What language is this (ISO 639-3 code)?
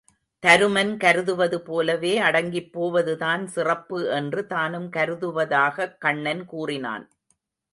tam